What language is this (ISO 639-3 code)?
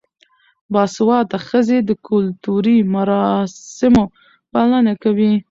pus